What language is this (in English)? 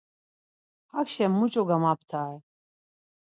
Laz